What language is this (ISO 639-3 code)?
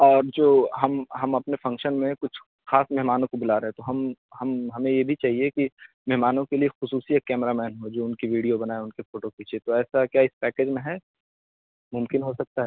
urd